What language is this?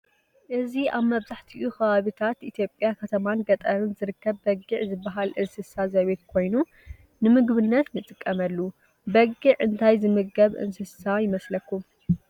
Tigrinya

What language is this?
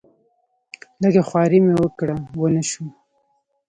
Pashto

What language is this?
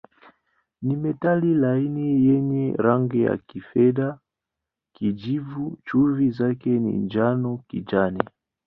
Swahili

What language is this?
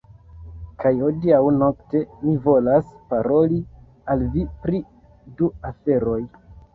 Esperanto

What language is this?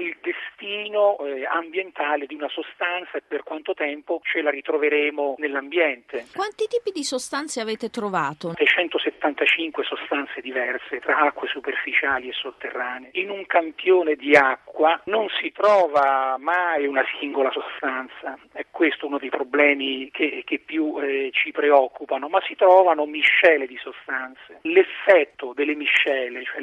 Italian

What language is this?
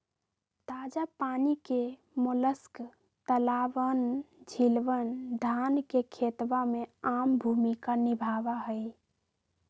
Magahi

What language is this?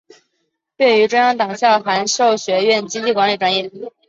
Chinese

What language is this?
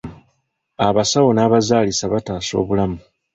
Ganda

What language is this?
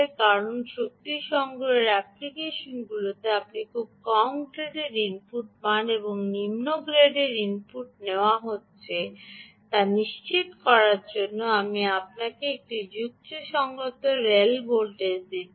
Bangla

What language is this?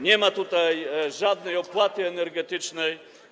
Polish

